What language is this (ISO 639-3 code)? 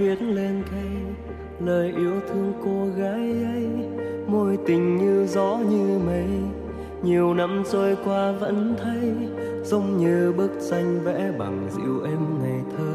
vie